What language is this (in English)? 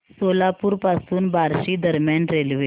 Marathi